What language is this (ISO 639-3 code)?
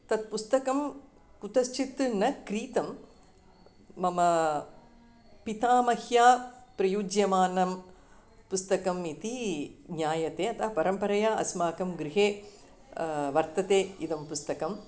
san